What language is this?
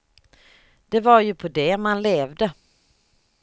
Swedish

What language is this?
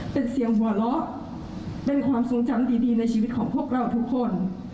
Thai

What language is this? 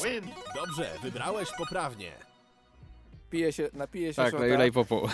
Polish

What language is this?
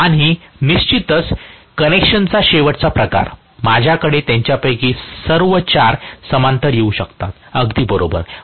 Marathi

